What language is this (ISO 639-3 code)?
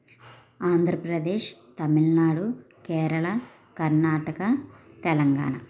tel